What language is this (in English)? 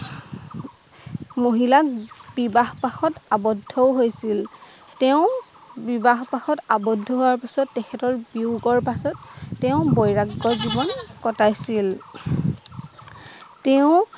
Assamese